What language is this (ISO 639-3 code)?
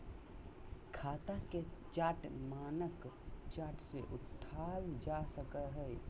mag